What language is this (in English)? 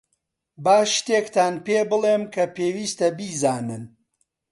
Central Kurdish